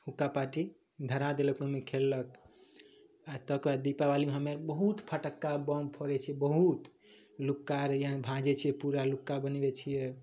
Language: Maithili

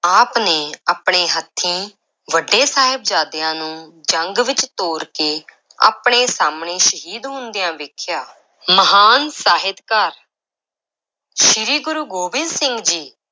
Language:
Punjabi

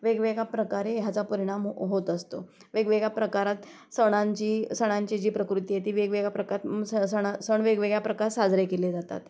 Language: Marathi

